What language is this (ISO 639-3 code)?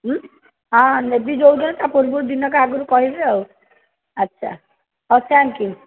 ori